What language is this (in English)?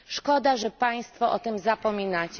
Polish